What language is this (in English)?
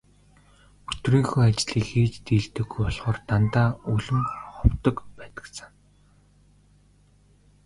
Mongolian